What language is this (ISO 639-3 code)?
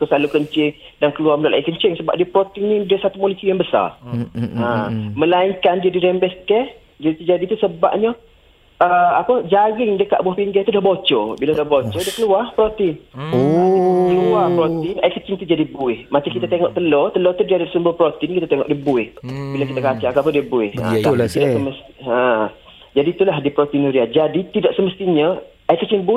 msa